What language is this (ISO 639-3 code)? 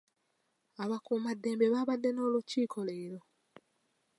lug